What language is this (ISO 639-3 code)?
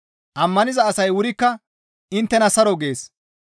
gmv